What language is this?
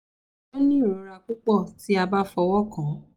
Yoruba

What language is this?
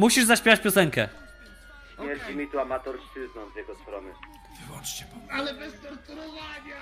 Polish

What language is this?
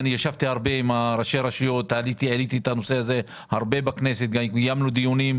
Hebrew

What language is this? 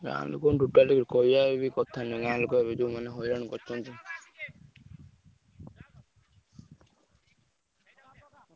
Odia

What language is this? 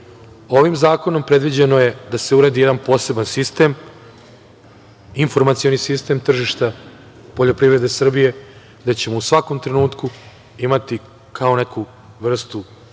Serbian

